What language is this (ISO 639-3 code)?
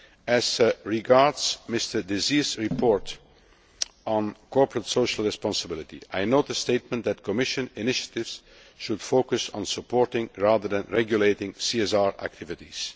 eng